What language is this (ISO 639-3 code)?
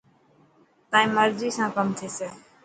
mki